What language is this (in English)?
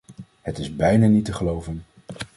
Dutch